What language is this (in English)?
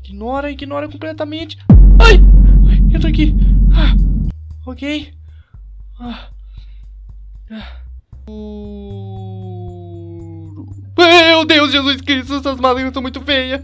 Portuguese